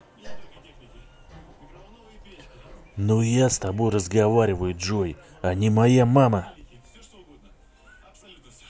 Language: Russian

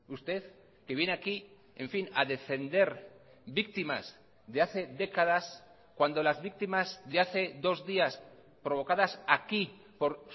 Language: Spanish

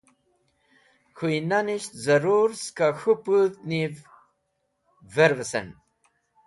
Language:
Wakhi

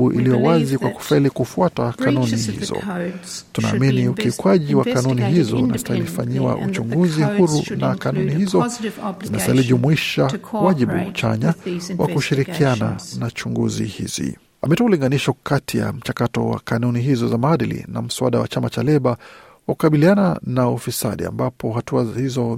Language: Swahili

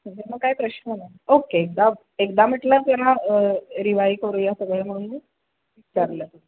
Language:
Marathi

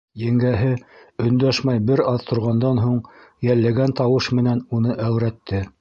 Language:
Bashkir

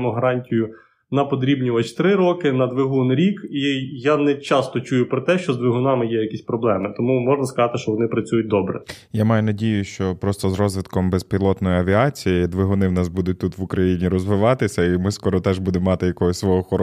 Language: Ukrainian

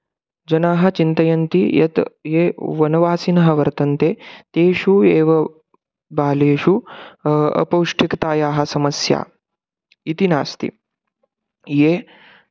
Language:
Sanskrit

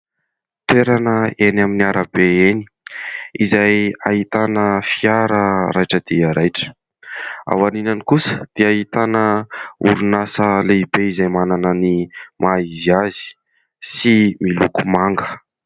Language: Malagasy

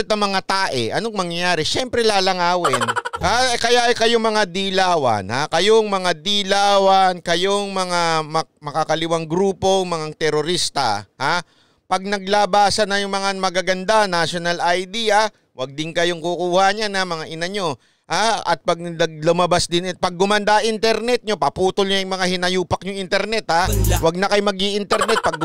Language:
Filipino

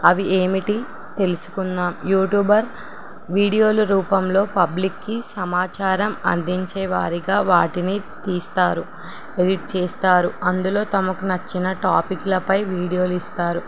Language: Telugu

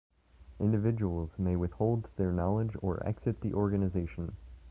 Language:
English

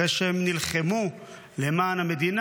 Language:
Hebrew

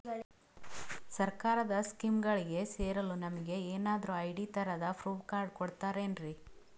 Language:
Kannada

